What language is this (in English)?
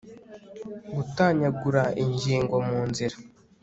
Kinyarwanda